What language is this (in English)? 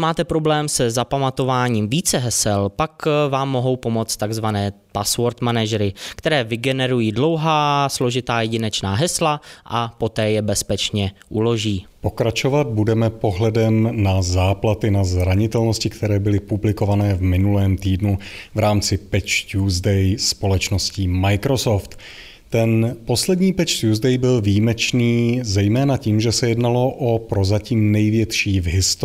Czech